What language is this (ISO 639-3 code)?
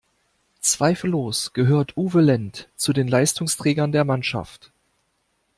deu